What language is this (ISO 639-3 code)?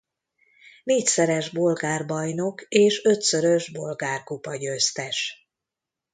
hun